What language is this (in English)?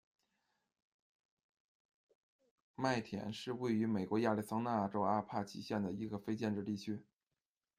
Chinese